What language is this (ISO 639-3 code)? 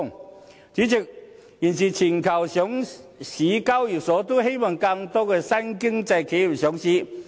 yue